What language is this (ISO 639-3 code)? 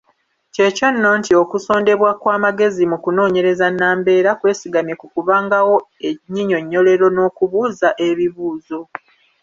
lug